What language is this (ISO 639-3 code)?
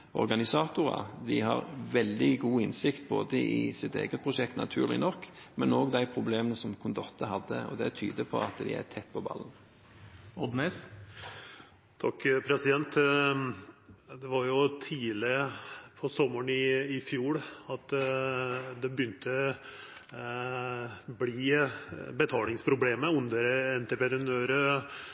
nor